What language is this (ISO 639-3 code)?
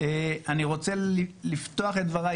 heb